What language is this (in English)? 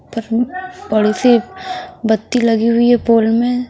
Hindi